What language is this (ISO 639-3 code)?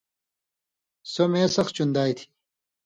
mvy